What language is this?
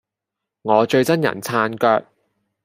Cantonese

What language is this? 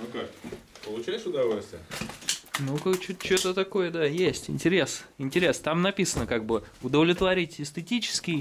Russian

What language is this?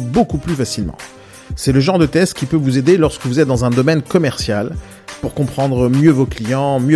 French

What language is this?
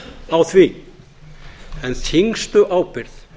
Icelandic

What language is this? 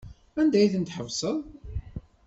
Kabyle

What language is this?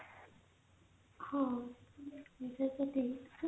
Odia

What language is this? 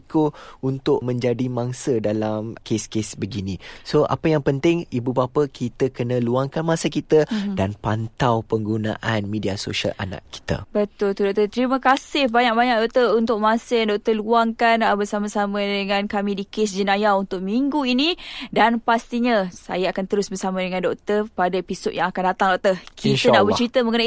Malay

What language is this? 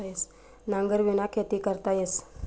Marathi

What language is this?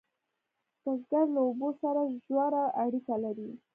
Pashto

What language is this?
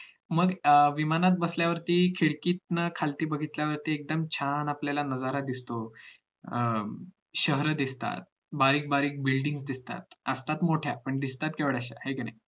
Marathi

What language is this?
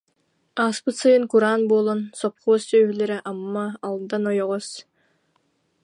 Yakut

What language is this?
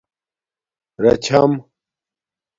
Domaaki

